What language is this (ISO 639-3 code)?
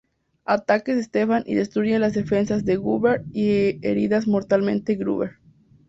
spa